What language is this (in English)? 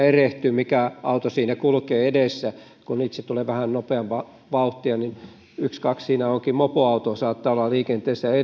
Finnish